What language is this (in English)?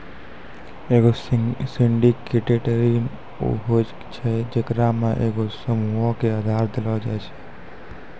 Maithili